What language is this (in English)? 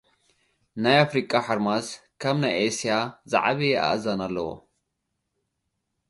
Tigrinya